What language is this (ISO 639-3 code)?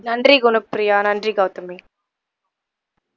tam